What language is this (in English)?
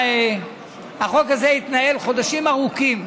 Hebrew